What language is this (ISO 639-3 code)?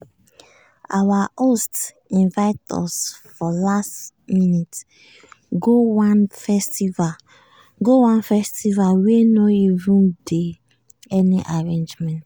pcm